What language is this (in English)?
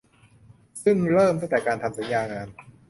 Thai